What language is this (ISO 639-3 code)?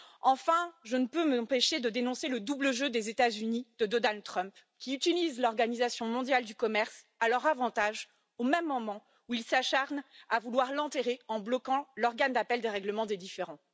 fra